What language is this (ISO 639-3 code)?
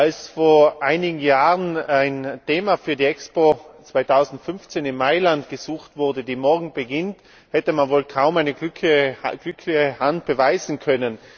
deu